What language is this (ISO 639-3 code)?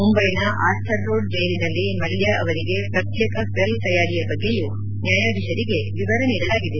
kan